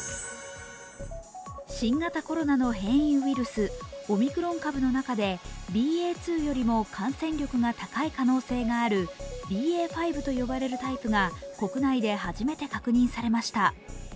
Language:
Japanese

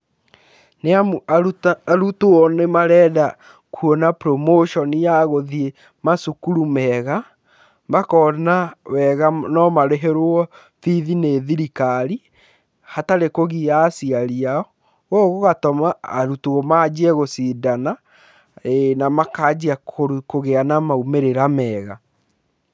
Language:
Kikuyu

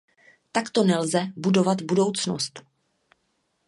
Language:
Czech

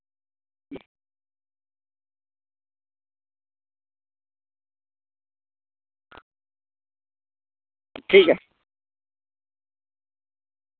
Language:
Santali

